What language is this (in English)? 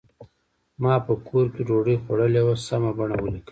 Pashto